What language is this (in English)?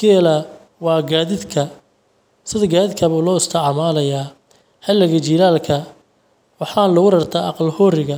Somali